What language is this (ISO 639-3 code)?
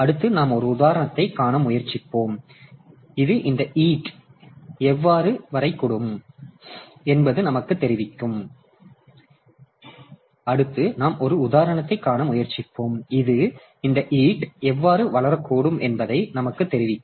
tam